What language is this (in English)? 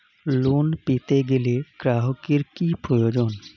Bangla